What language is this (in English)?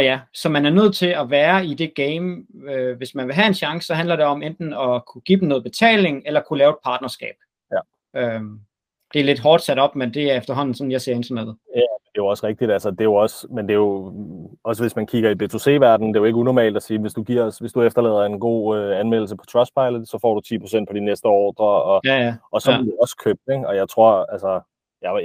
Danish